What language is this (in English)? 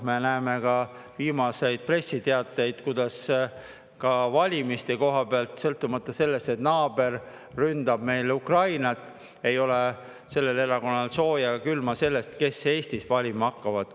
Estonian